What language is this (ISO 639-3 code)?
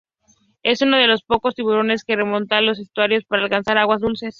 spa